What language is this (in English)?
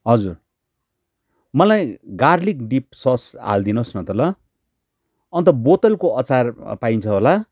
Nepali